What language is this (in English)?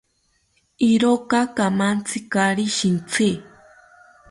South Ucayali Ashéninka